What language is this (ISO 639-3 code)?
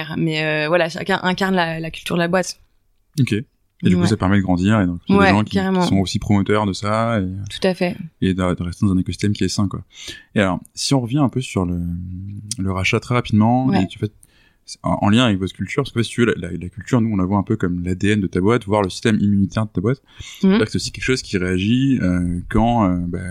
fra